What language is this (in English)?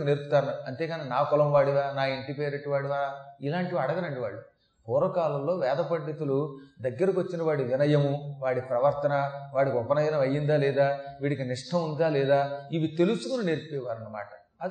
Telugu